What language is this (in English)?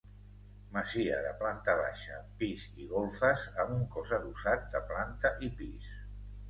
Catalan